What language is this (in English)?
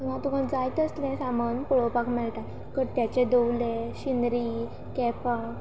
Konkani